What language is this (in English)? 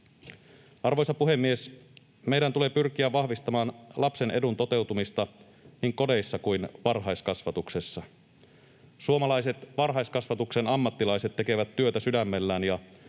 Finnish